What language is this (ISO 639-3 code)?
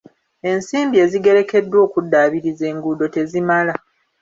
lug